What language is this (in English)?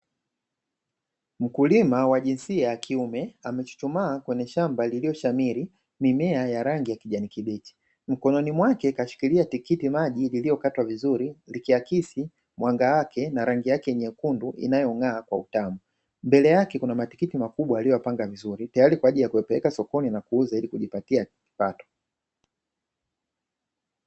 Swahili